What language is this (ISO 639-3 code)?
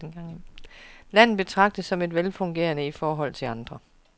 dan